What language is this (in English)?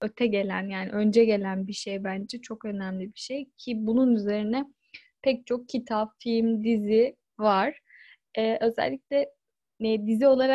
Turkish